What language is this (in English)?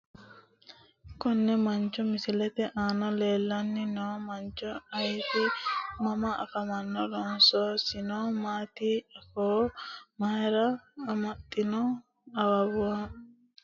Sidamo